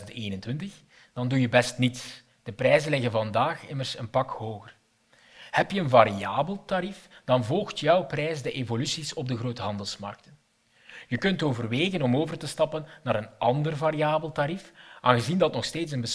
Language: Dutch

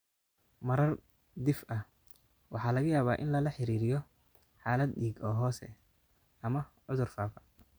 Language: Somali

